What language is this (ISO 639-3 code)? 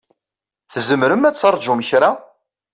kab